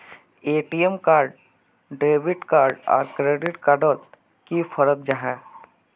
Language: Magahi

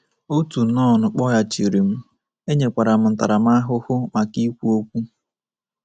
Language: Igbo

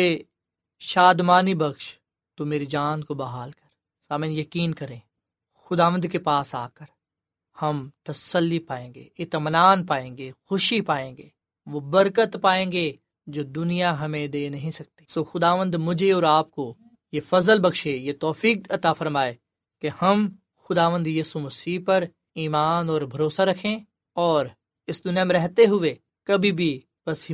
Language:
Urdu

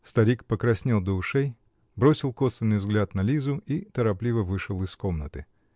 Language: Russian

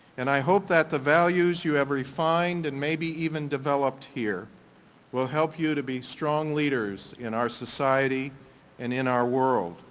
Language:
English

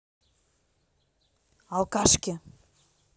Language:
Russian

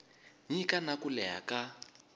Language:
Tsonga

